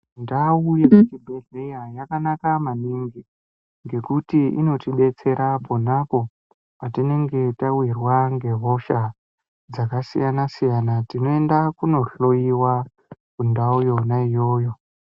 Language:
Ndau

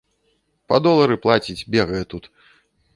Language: Belarusian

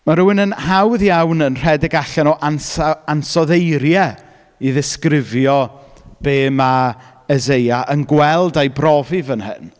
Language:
Welsh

